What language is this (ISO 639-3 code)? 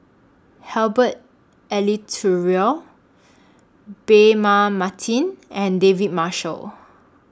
eng